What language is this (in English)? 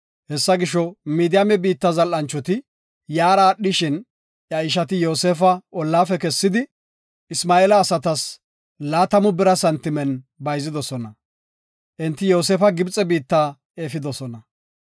Gofa